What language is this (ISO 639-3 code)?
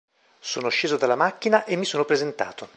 ita